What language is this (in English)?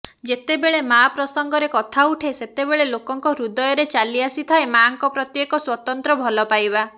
Odia